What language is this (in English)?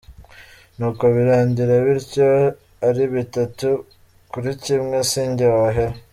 Kinyarwanda